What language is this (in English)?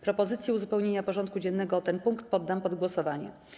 Polish